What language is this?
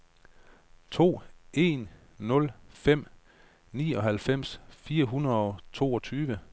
Danish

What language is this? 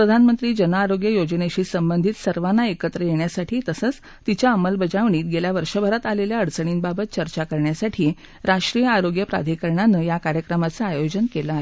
Marathi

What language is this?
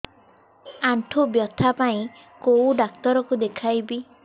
Odia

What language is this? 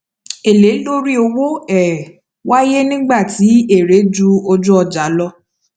Yoruba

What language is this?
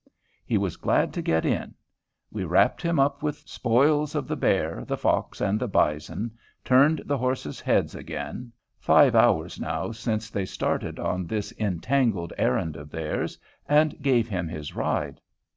English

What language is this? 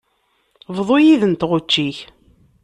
Kabyle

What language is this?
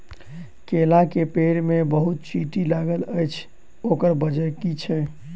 Maithili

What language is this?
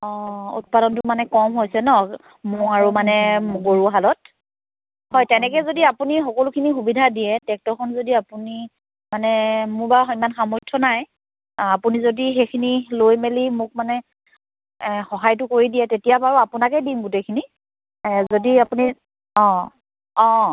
Assamese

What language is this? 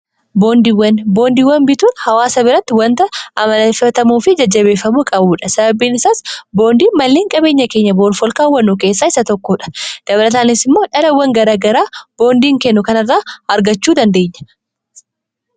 Oromo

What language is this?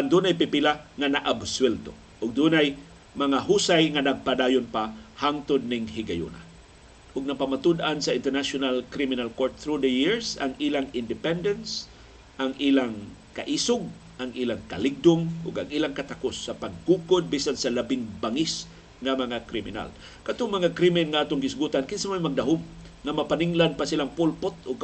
Filipino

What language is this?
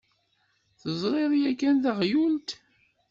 Kabyle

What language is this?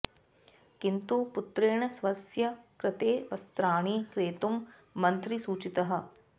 Sanskrit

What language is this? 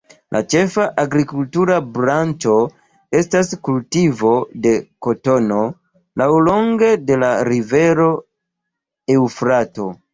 Esperanto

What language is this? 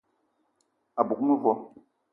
Eton (Cameroon)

